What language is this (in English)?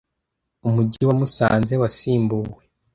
Kinyarwanda